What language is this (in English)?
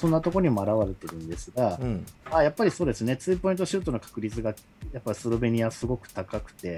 Japanese